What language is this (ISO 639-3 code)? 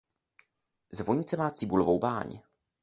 ces